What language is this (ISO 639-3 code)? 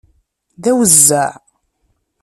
kab